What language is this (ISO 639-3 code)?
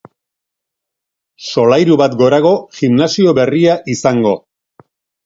eus